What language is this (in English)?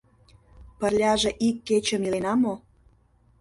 Mari